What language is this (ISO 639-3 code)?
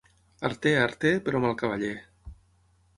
cat